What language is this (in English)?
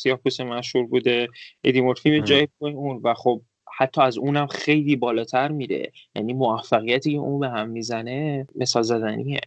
Persian